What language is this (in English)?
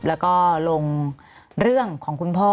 Thai